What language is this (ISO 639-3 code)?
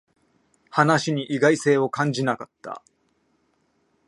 jpn